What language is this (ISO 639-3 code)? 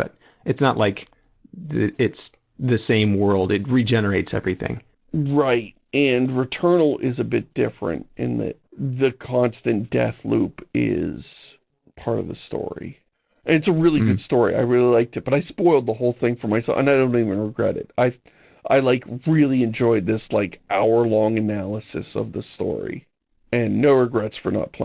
eng